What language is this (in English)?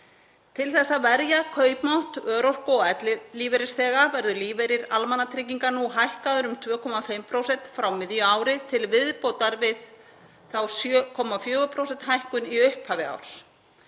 Icelandic